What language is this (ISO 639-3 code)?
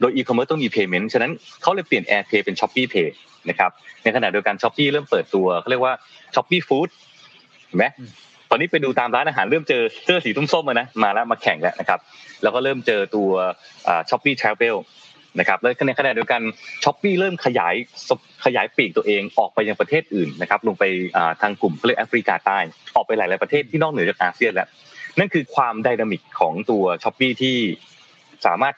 tha